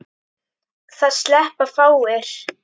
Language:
Icelandic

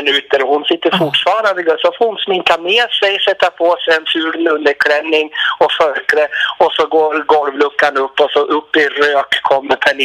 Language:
Swedish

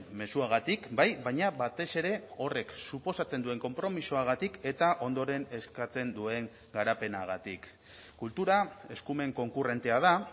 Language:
Basque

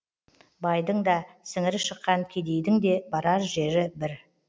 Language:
Kazakh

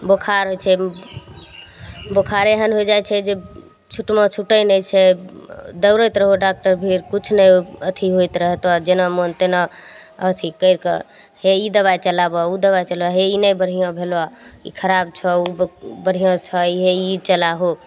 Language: Maithili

